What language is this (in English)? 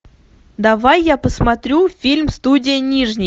Russian